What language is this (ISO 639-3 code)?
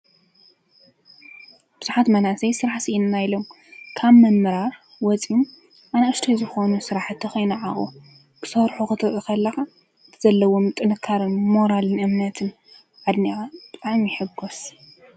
tir